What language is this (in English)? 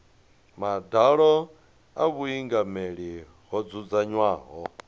Venda